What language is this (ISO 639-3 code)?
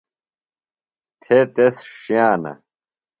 phl